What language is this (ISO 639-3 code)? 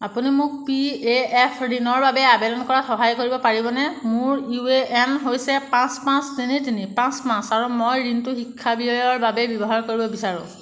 asm